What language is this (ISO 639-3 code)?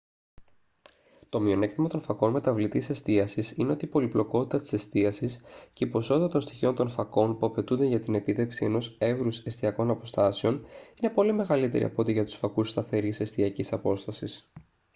ell